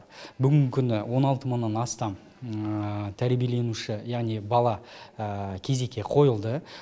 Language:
Kazakh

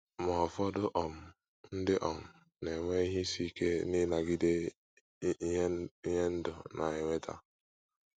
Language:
Igbo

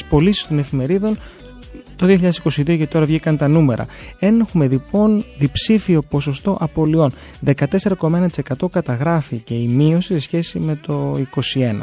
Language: Greek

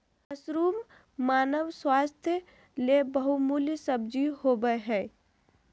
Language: Magahi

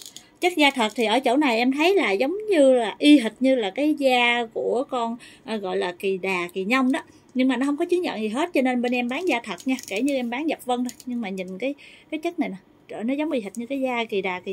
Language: Vietnamese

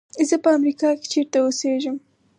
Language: Pashto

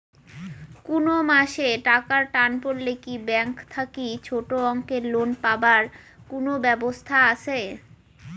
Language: Bangla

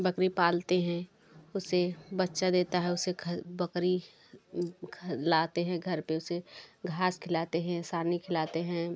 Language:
Hindi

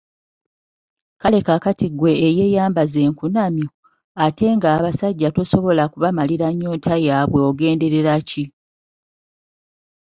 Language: Ganda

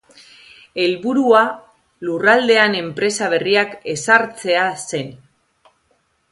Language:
Basque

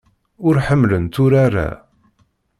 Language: Kabyle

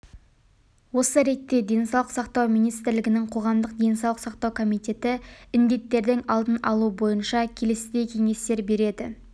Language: Kazakh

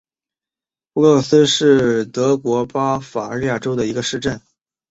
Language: Chinese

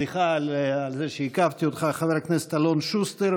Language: Hebrew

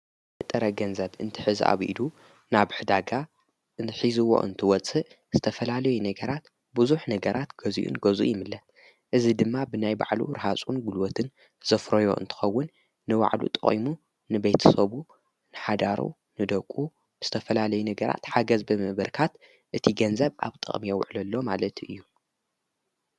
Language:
Tigrinya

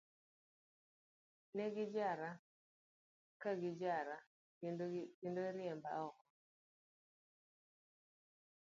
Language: Luo (Kenya and Tanzania)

